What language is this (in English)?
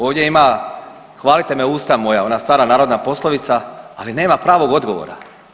Croatian